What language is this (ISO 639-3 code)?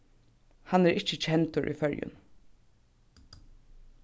fao